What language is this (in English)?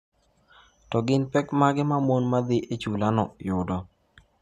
Luo (Kenya and Tanzania)